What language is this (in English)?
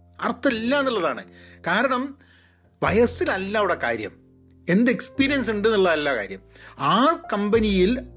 Malayalam